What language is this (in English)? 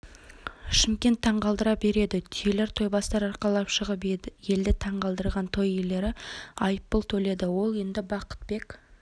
Kazakh